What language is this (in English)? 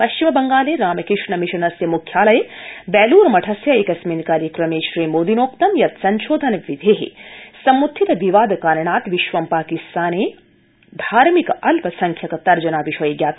Sanskrit